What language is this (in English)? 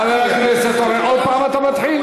Hebrew